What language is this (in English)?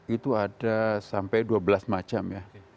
Indonesian